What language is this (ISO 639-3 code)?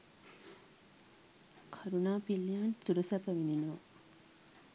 sin